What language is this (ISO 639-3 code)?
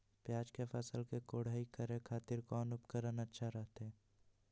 mag